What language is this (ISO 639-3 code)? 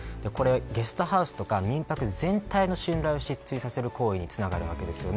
jpn